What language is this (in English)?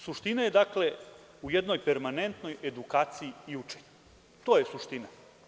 Serbian